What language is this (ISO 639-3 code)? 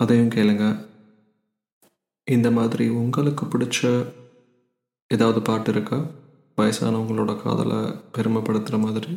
tam